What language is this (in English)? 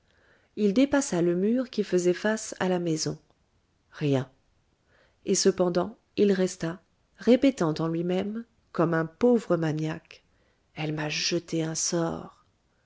French